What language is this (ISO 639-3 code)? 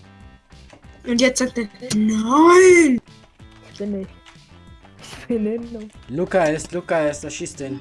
deu